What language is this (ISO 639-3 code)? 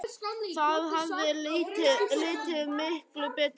isl